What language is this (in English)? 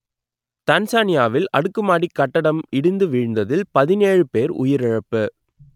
Tamil